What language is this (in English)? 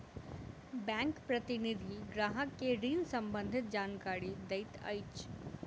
Maithili